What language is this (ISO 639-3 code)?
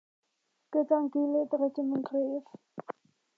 cym